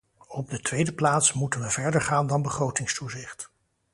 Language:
Dutch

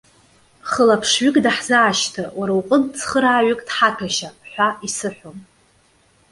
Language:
Abkhazian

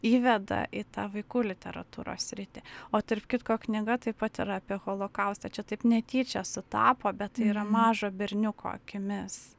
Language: Lithuanian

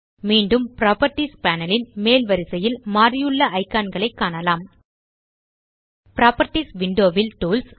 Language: Tamil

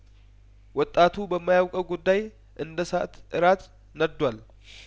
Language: Amharic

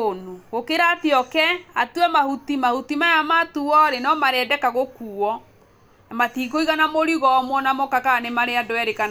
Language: Kikuyu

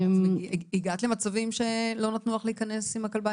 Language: Hebrew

